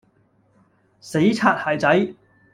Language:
Cantonese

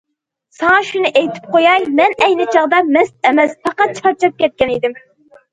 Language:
Uyghur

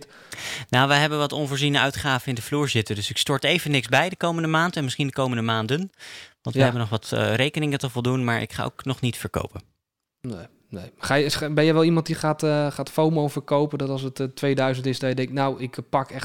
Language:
Dutch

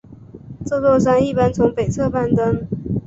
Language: Chinese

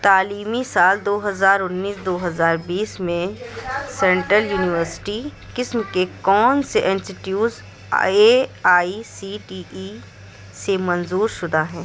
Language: Urdu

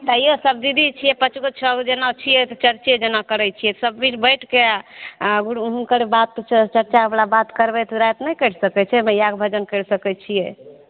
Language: Maithili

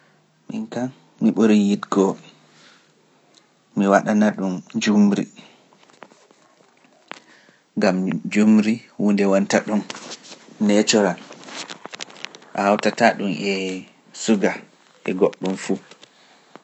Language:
Pular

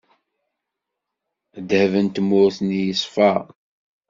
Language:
Kabyle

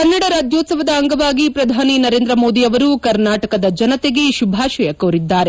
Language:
Kannada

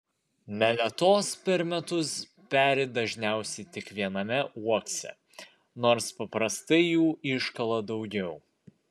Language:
Lithuanian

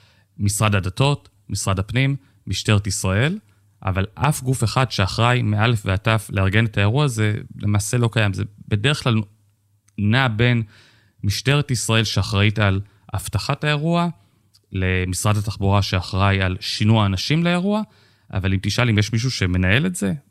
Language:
Hebrew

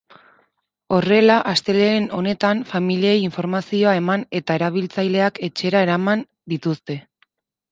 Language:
Basque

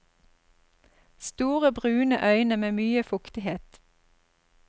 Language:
Norwegian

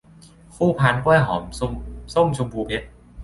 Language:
Thai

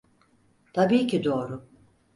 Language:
Turkish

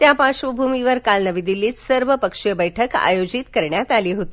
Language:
Marathi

